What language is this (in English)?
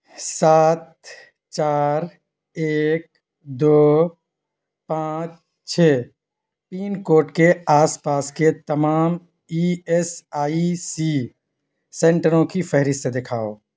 Urdu